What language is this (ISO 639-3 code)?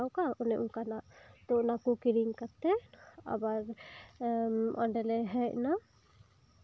sat